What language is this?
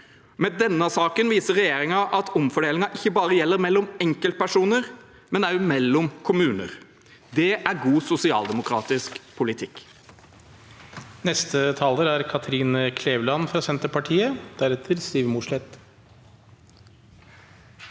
Norwegian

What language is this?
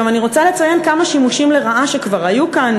Hebrew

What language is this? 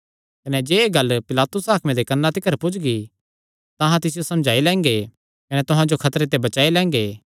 Kangri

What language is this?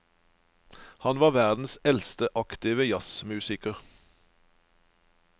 Norwegian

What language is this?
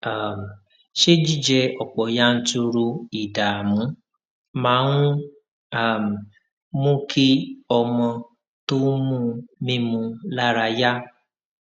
Yoruba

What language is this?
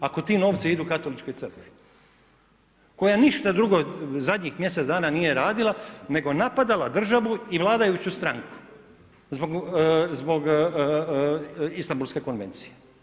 Croatian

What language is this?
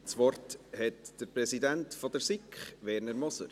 Swiss German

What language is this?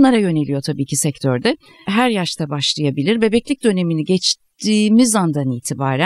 Turkish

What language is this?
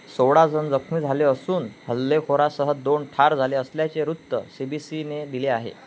Marathi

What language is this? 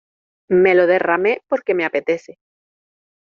Spanish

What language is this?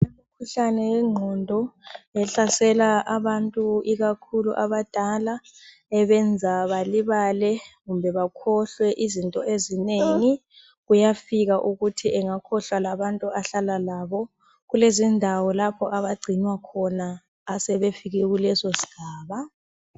North Ndebele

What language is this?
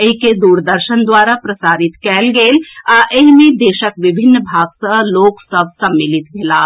Maithili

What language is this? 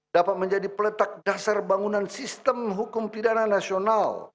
Indonesian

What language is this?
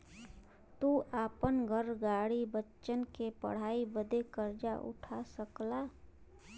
Bhojpuri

